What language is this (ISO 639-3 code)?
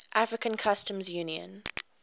eng